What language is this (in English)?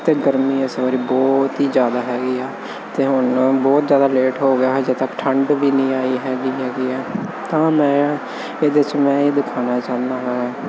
Punjabi